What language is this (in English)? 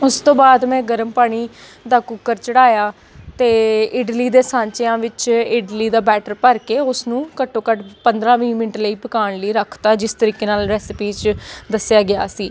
Punjabi